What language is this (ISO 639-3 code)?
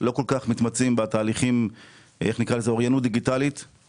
heb